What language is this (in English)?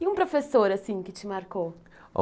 Portuguese